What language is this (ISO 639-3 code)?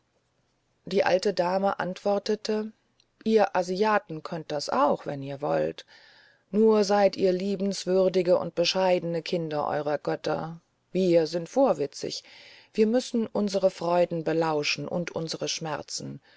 deu